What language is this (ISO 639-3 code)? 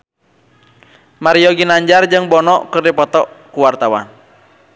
sun